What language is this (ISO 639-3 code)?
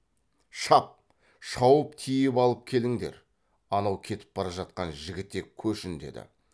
kaz